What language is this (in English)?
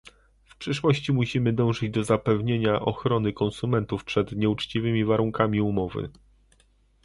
Polish